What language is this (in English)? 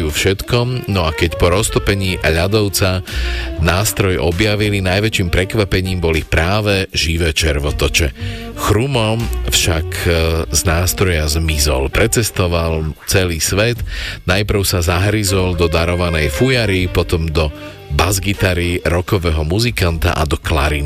Slovak